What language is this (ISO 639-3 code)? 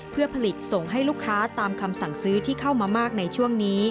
tha